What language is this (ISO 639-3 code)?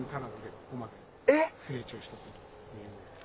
jpn